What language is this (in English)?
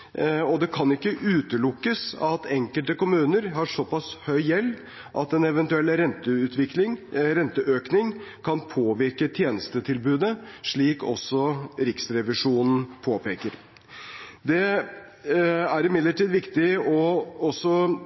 Norwegian Bokmål